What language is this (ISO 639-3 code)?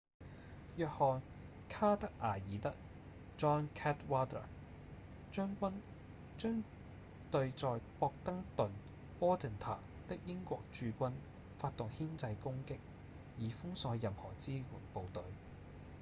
yue